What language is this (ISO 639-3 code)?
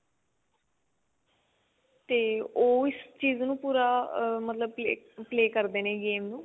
pan